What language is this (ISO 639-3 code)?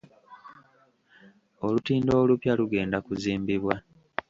lug